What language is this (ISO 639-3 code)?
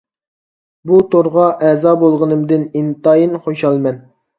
uig